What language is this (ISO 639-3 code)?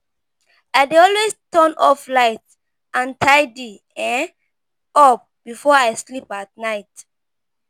pcm